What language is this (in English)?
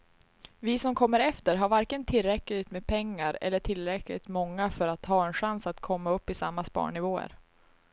Swedish